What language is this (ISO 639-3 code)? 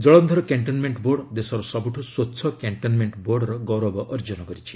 ori